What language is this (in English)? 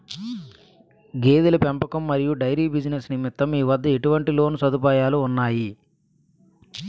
Telugu